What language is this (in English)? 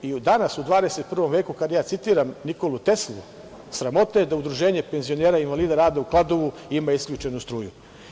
Serbian